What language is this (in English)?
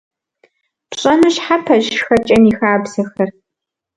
Kabardian